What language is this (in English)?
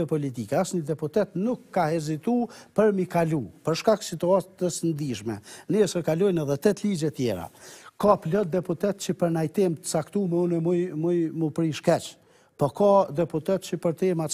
Romanian